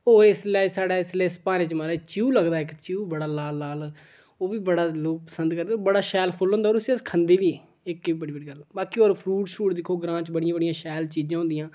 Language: Dogri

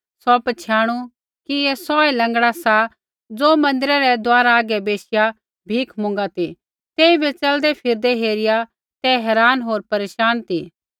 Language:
Kullu Pahari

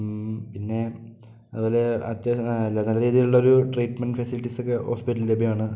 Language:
Malayalam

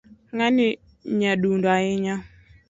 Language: Luo (Kenya and Tanzania)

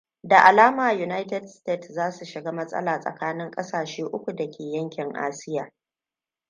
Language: Hausa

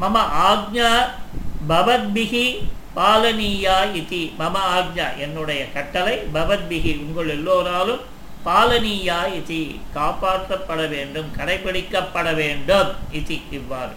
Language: Tamil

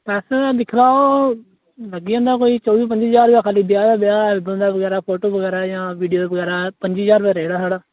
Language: Dogri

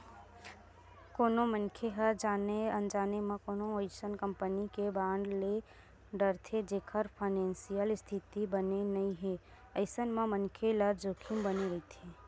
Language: Chhattisgarhi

